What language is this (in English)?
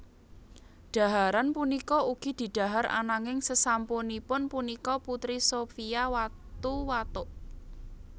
Javanese